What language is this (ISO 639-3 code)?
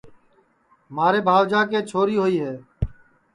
ssi